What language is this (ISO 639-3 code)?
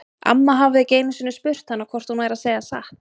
isl